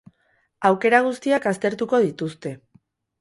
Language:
Basque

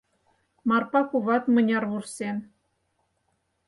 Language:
Mari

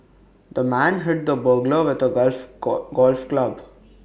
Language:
English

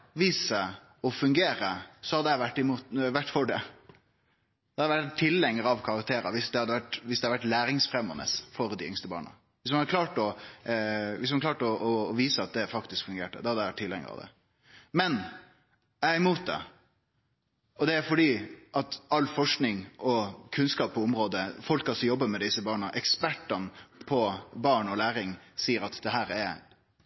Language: Norwegian Nynorsk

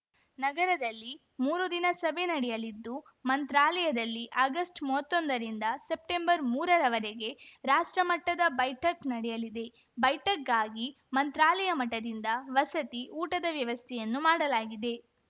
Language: Kannada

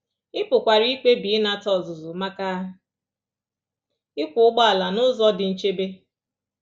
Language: Igbo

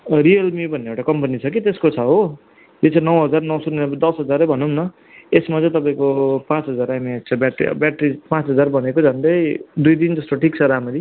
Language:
Nepali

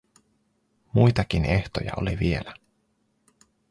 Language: Finnish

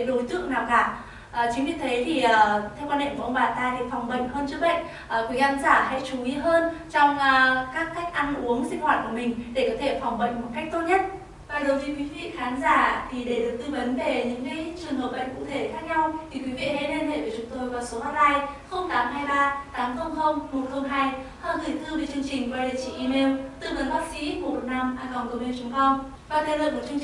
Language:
Vietnamese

